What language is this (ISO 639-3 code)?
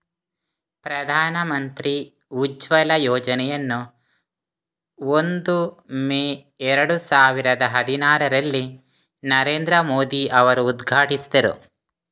kan